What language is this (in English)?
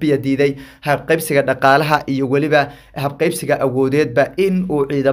Arabic